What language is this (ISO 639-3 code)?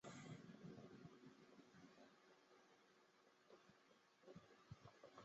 zho